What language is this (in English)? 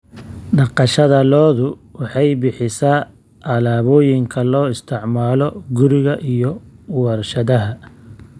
Somali